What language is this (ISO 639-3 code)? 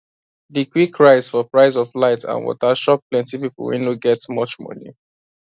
pcm